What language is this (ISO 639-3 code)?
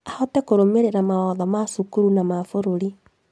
kik